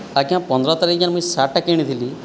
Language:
Odia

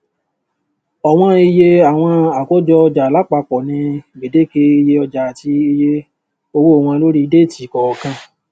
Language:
Yoruba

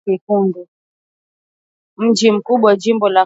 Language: Swahili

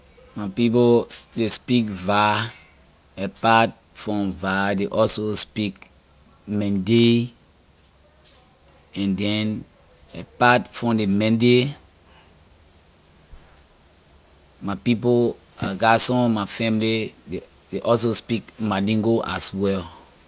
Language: Liberian English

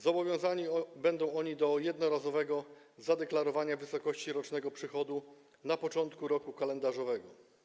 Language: Polish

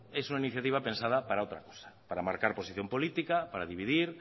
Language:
Spanish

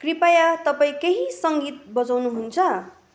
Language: Nepali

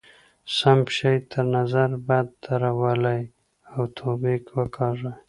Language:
Pashto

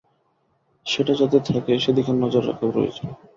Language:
Bangla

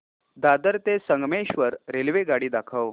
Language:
Marathi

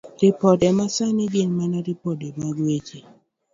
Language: Luo (Kenya and Tanzania)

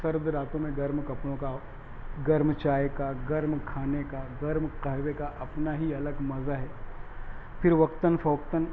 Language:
Urdu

